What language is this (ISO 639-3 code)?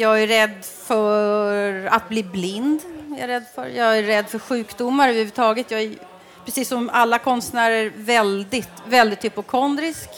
swe